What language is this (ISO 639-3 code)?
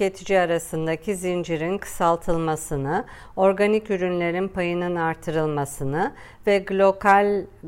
tur